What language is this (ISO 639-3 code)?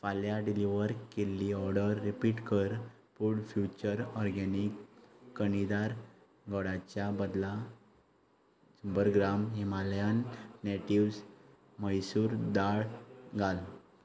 kok